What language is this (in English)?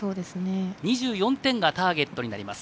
Japanese